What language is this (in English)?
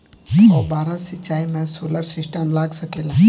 Bhojpuri